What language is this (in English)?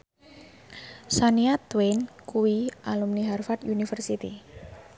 Javanese